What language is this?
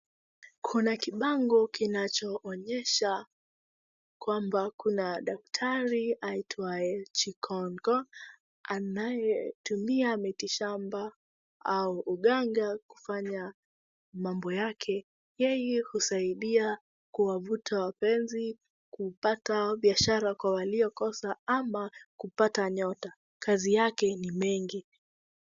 Swahili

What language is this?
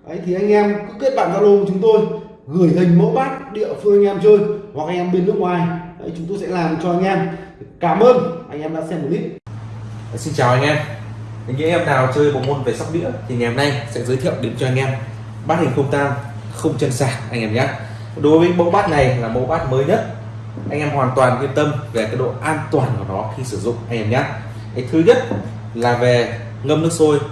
Vietnamese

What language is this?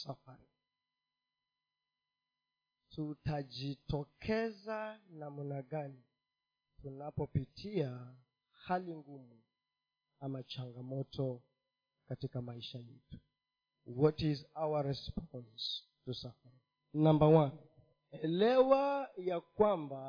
Swahili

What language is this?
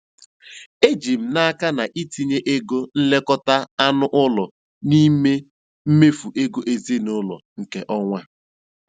Igbo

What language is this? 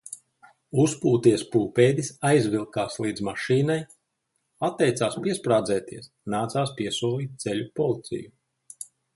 Latvian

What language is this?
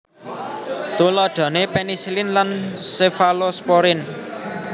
Javanese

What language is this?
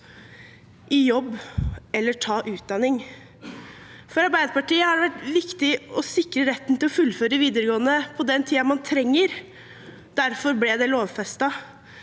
Norwegian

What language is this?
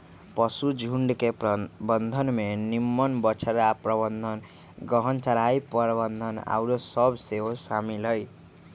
Magahi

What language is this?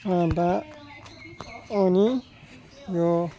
Nepali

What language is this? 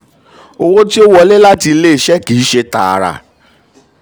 Yoruba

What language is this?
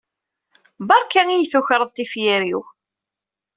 Kabyle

